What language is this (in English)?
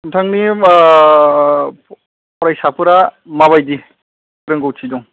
Bodo